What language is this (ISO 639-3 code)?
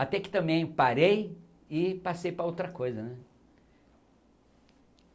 por